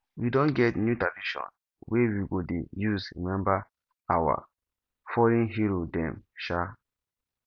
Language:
Nigerian Pidgin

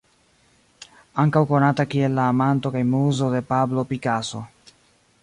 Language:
Esperanto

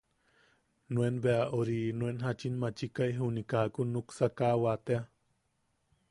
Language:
Yaqui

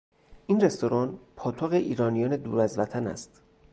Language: Persian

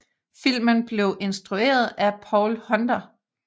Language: Danish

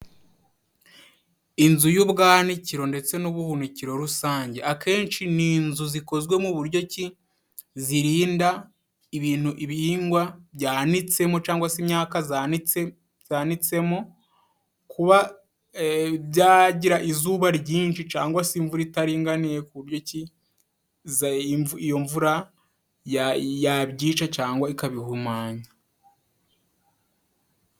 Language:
Kinyarwanda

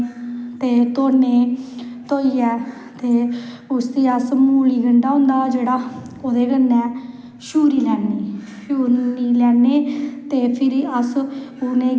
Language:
Dogri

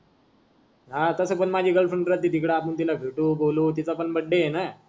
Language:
Marathi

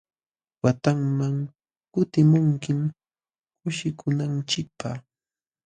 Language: Jauja Wanca Quechua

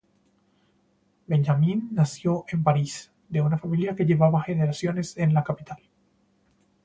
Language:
Spanish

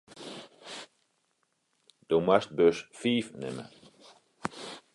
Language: Western Frisian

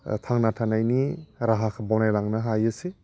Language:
Bodo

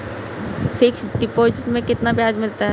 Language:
Hindi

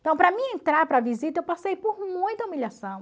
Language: Portuguese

